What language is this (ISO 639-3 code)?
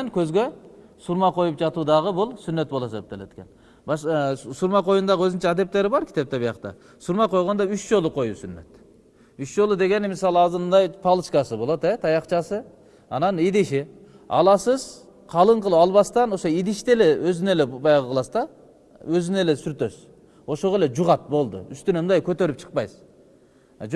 tur